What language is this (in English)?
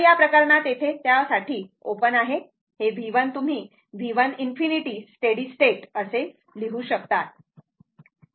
Marathi